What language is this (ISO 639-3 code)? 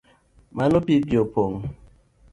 luo